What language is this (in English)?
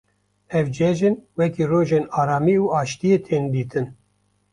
Kurdish